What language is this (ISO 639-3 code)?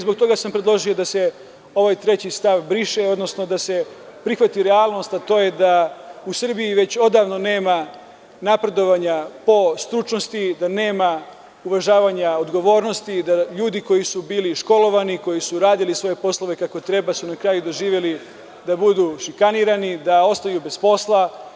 srp